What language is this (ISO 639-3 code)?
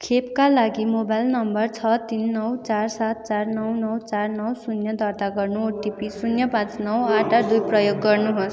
nep